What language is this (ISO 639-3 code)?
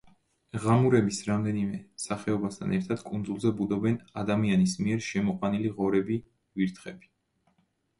kat